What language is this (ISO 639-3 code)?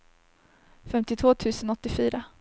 swe